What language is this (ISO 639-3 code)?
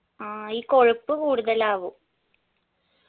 mal